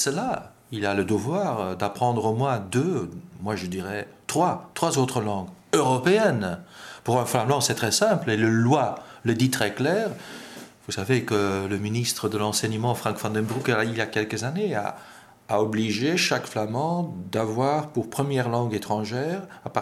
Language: French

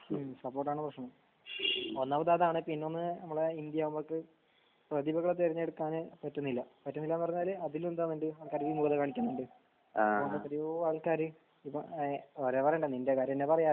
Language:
Malayalam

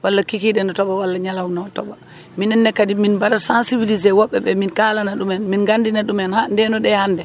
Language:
Wolof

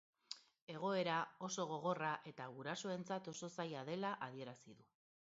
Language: Basque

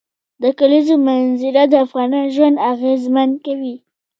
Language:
Pashto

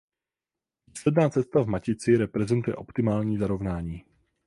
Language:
Czech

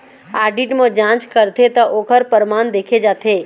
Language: Chhattisgarhi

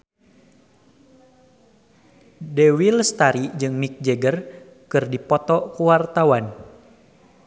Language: Sundanese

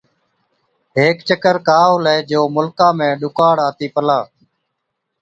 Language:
Od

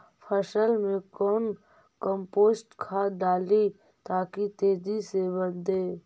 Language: Magahi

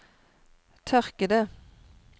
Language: Norwegian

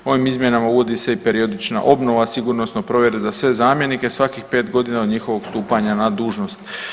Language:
Croatian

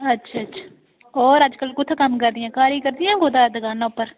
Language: Dogri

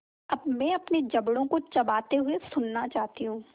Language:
Hindi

